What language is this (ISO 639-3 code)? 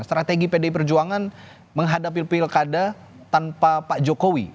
ind